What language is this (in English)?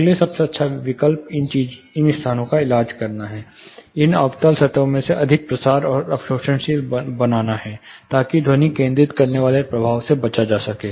Hindi